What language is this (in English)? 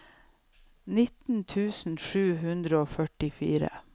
Norwegian